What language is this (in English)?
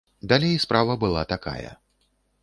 Belarusian